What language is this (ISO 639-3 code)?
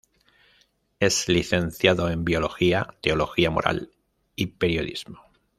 spa